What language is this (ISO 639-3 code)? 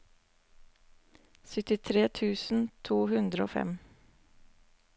nor